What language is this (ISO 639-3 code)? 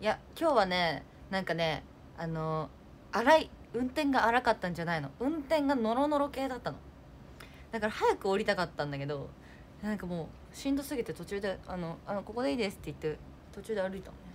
jpn